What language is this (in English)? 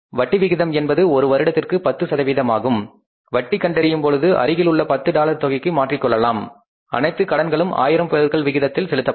Tamil